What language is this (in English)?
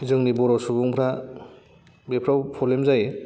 Bodo